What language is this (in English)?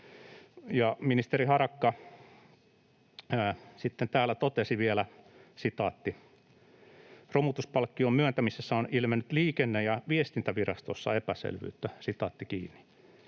Finnish